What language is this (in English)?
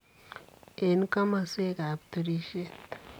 Kalenjin